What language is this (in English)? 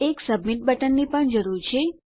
Gujarati